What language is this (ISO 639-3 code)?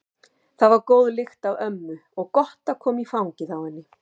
isl